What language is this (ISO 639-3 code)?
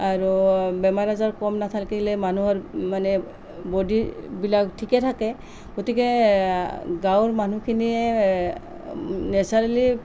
asm